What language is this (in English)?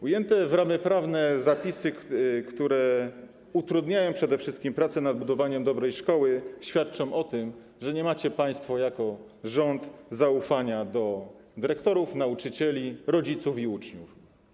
Polish